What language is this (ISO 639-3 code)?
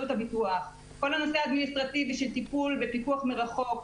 heb